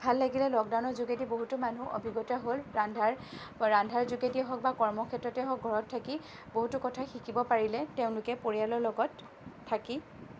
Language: Assamese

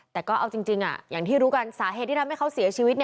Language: Thai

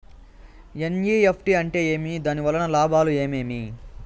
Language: Telugu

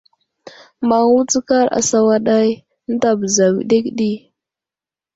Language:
Wuzlam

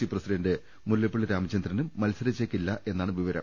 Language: Malayalam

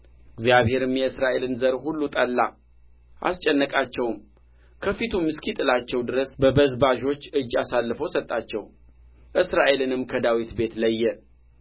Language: Amharic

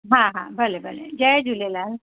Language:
Sindhi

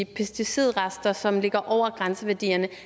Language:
Danish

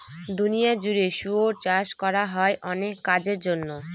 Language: Bangla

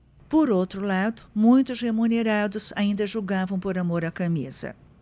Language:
Portuguese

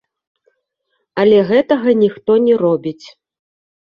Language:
Belarusian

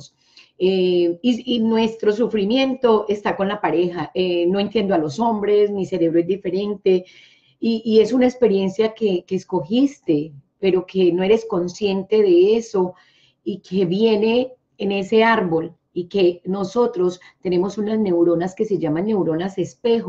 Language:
Spanish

